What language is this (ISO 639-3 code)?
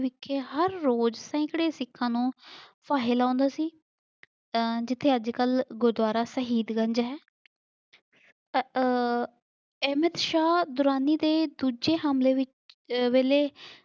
pan